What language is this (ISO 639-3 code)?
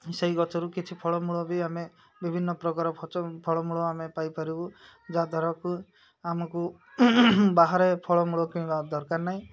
ori